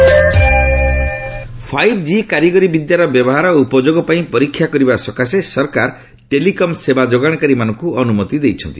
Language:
Odia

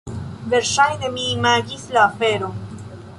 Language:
Esperanto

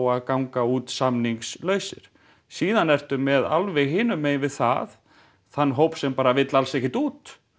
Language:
Icelandic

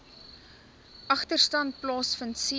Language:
Afrikaans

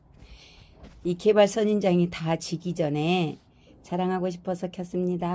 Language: Korean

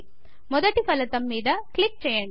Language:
Telugu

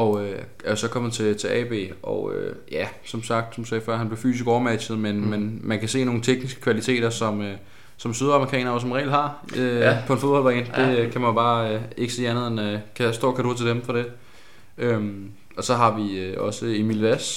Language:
Danish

